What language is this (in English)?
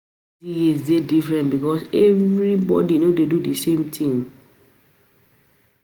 Nigerian Pidgin